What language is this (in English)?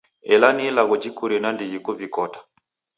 Taita